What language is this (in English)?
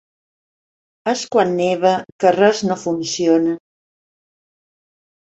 Catalan